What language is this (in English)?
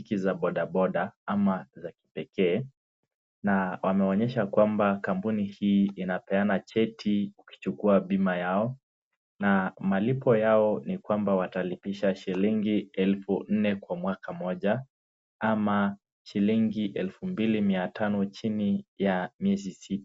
Swahili